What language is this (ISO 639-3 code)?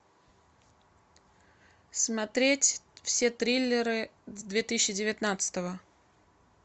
rus